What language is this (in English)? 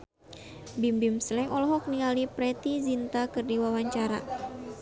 Sundanese